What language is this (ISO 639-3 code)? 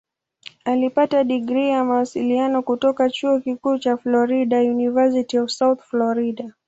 swa